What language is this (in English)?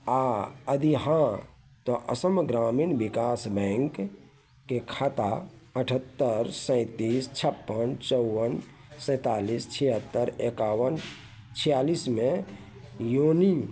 Maithili